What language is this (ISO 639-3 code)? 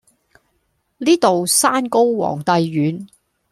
yue